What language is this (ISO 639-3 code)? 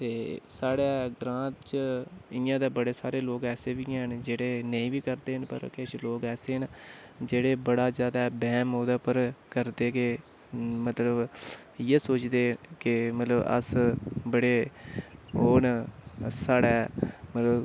doi